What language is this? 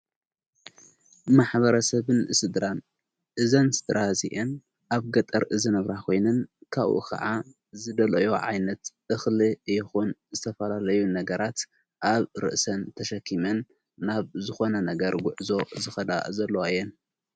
Tigrinya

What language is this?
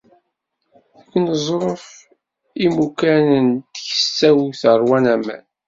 Kabyle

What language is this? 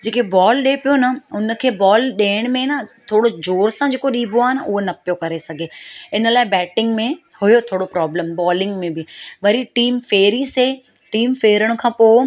Sindhi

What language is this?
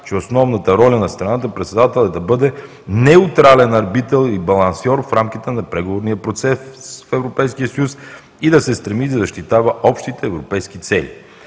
Bulgarian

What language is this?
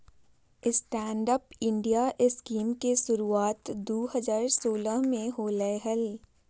Magahi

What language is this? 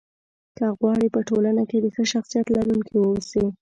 Pashto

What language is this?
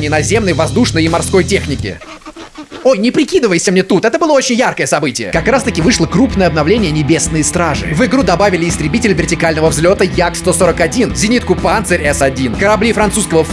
Russian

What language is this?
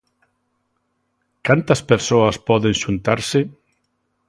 Galician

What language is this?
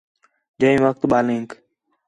Khetrani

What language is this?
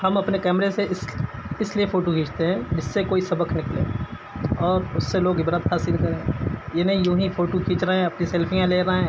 Urdu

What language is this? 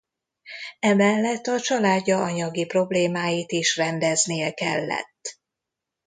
Hungarian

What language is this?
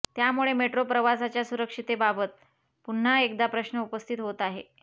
Marathi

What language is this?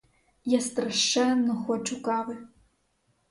Ukrainian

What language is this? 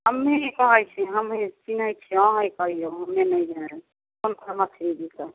Maithili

